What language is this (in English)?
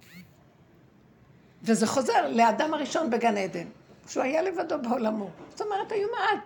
Hebrew